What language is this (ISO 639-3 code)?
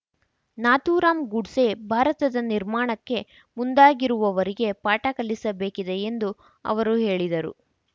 kan